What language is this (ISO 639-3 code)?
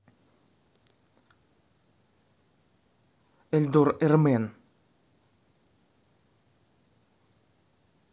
rus